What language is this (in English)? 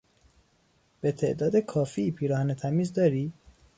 Persian